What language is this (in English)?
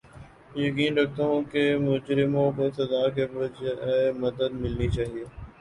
Urdu